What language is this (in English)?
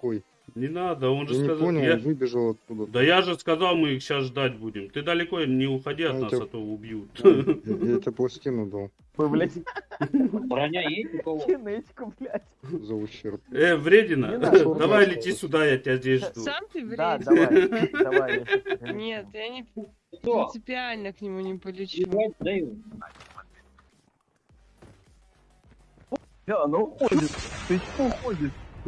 Russian